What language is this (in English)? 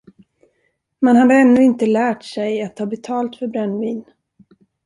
Swedish